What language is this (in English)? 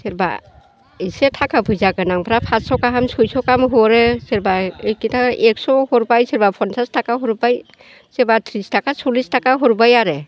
Bodo